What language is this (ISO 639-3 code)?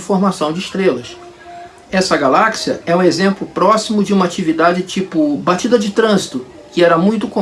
por